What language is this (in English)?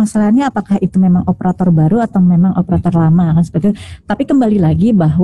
Indonesian